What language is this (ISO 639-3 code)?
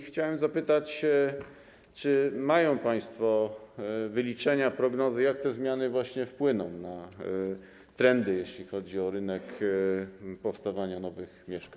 pol